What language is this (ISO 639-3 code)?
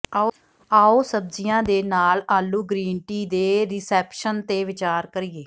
pan